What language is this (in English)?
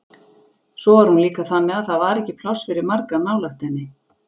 Icelandic